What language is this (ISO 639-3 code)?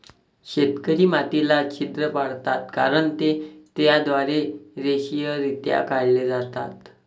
mar